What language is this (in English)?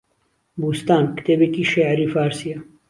Central Kurdish